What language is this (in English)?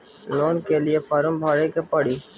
Bhojpuri